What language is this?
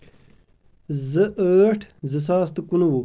Kashmiri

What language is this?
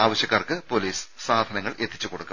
Malayalam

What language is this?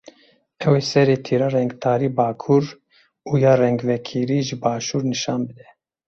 Kurdish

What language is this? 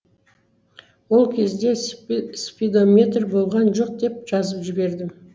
Kazakh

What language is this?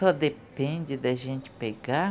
Portuguese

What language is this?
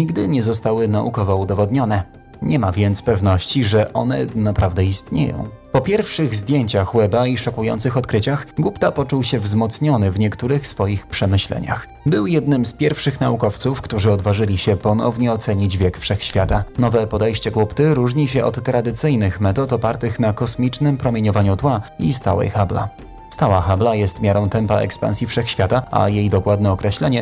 Polish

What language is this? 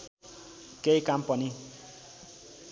Nepali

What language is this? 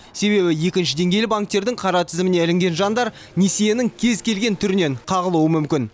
Kazakh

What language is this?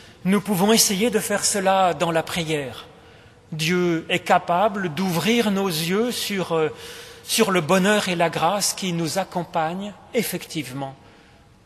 French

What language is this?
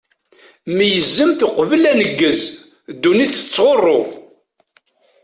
Kabyle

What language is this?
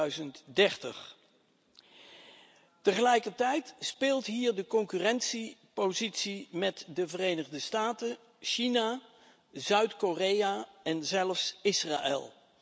Dutch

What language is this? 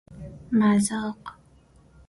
Persian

